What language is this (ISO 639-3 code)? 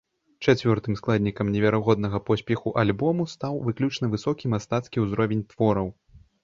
bel